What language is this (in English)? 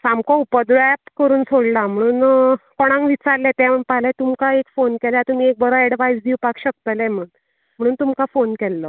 Konkani